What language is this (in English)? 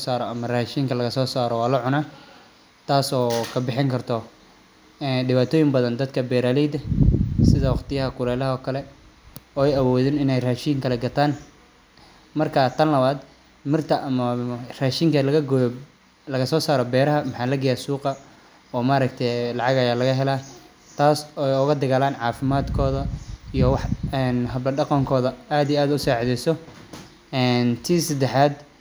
Somali